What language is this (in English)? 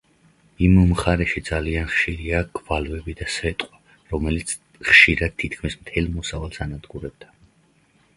Georgian